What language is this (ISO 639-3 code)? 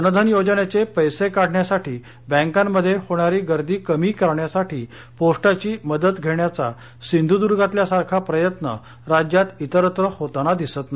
mar